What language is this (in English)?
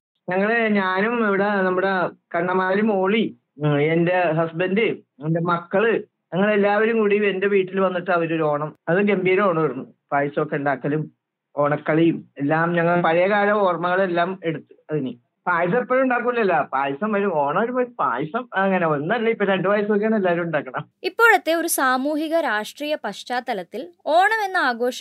Malayalam